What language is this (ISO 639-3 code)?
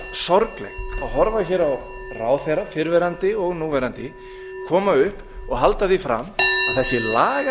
isl